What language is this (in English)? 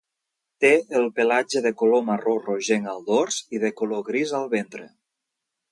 Catalan